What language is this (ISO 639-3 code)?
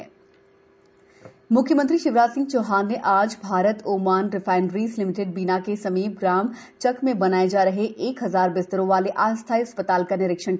hin